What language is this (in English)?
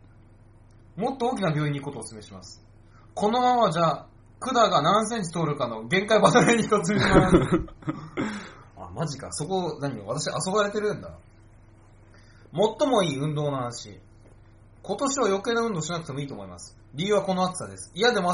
Japanese